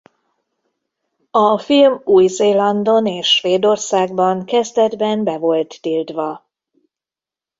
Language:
Hungarian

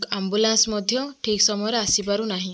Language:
Odia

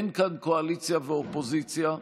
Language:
Hebrew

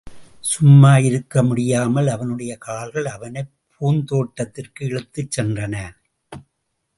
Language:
Tamil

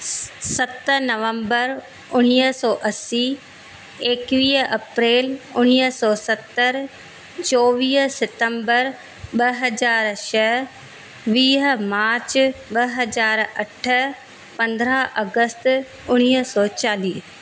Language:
Sindhi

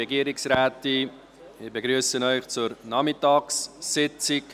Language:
Swiss German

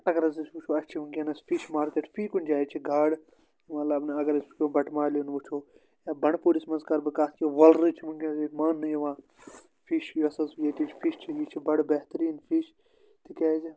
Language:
Kashmiri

